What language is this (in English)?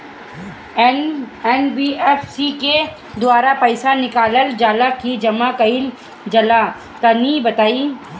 Bhojpuri